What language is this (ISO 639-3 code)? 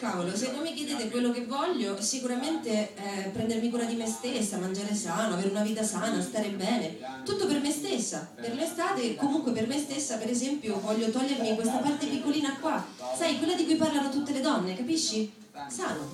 ita